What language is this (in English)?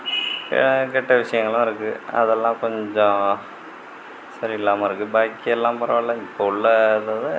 Tamil